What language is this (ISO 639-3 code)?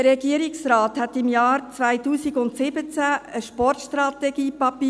gsw